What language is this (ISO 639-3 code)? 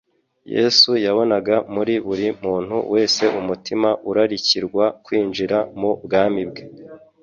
kin